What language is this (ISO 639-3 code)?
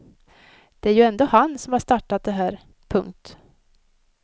swe